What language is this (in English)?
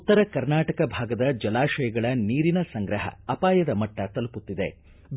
Kannada